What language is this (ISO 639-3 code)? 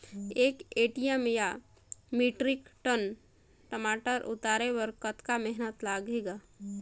hne